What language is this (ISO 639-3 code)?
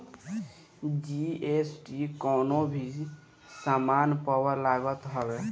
bho